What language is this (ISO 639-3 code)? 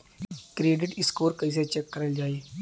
bho